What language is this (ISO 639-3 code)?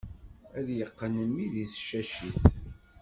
kab